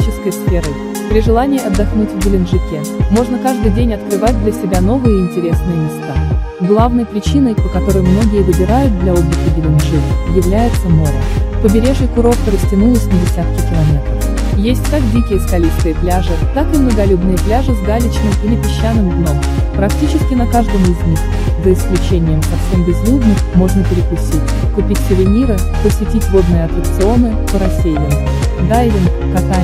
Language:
Russian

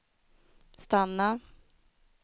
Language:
Swedish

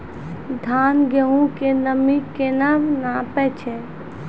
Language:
Maithili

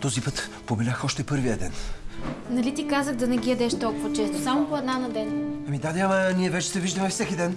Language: Bulgarian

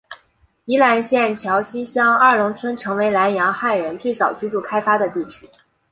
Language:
Chinese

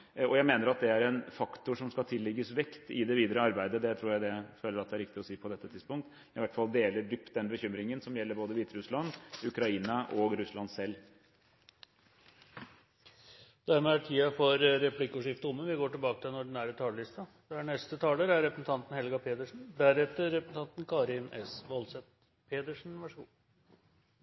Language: Norwegian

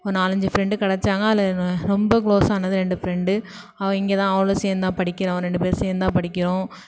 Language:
Tamil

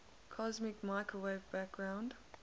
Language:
English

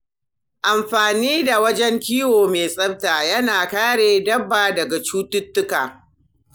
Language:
Hausa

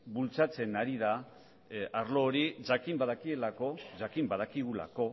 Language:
Basque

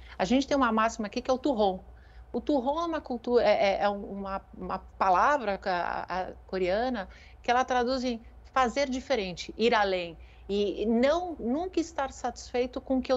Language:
Portuguese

